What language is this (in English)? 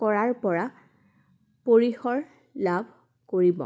Assamese